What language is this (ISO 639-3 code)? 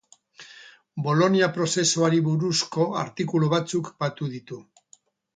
eus